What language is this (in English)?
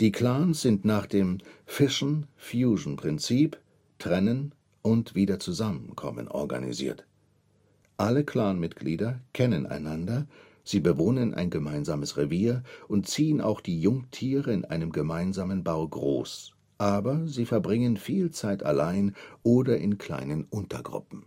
German